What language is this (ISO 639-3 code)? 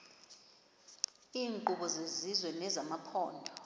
xho